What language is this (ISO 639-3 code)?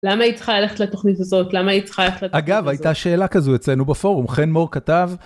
heb